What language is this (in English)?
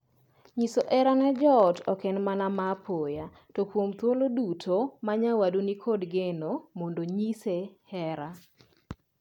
Luo (Kenya and Tanzania)